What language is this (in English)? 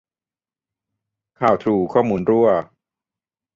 Thai